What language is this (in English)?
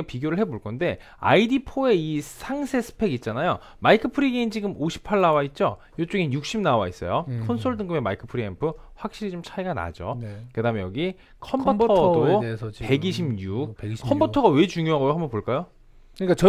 Korean